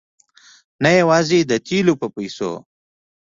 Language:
Pashto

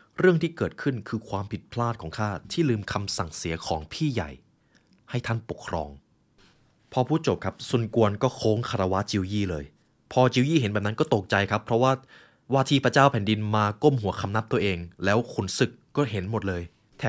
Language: Thai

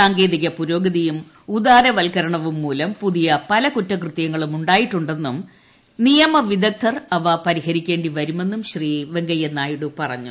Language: Malayalam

